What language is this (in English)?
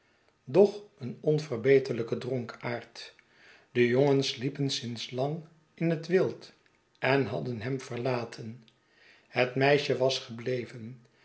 Dutch